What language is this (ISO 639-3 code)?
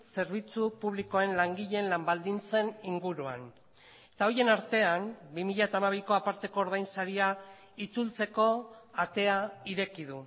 eus